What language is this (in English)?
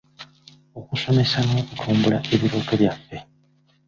Ganda